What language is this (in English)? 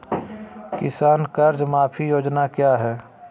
Magahi